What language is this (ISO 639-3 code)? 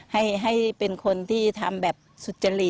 tha